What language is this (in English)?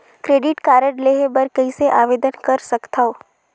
Chhattisgarhi